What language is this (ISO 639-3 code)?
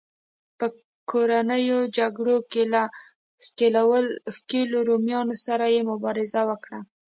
pus